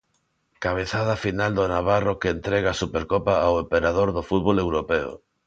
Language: Galician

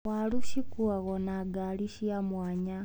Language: Kikuyu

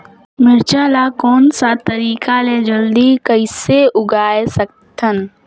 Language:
Chhattisgarhi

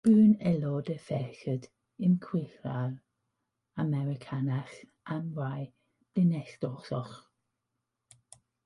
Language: Welsh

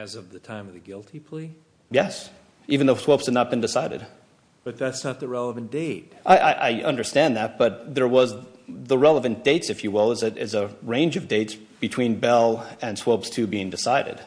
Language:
English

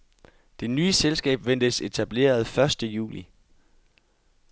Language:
Danish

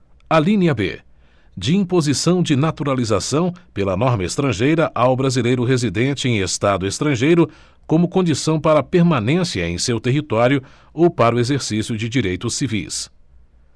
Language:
Portuguese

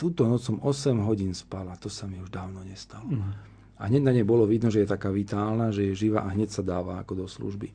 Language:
Slovak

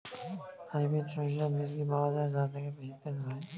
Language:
Bangla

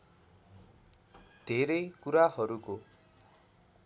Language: Nepali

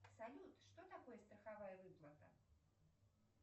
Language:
Russian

